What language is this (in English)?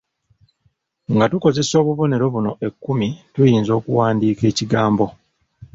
Ganda